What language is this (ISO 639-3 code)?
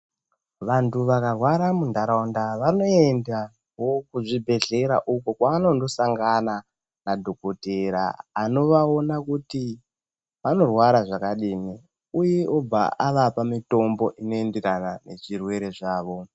ndc